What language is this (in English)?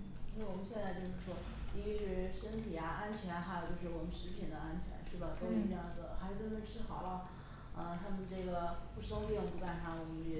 Chinese